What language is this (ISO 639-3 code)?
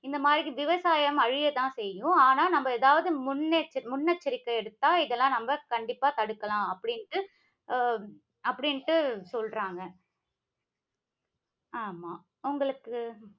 tam